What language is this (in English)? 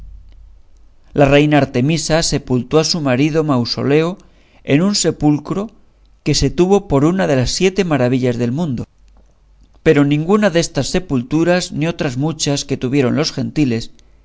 Spanish